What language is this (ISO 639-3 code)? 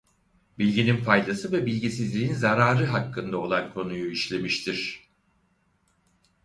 tur